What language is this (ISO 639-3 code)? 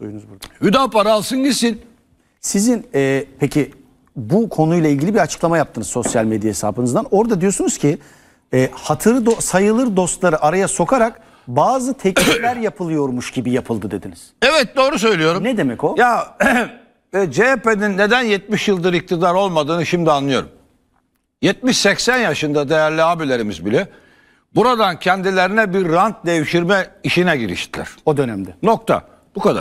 tur